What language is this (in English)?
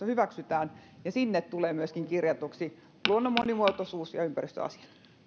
Finnish